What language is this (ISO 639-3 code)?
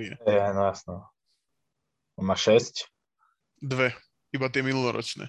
slk